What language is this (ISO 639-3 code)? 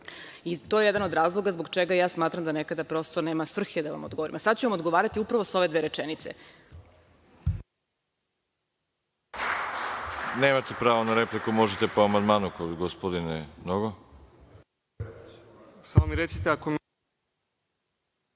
srp